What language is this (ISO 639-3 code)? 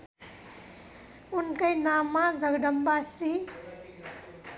nep